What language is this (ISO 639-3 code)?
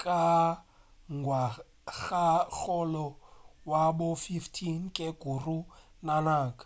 nso